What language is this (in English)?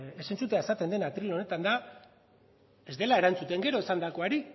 Basque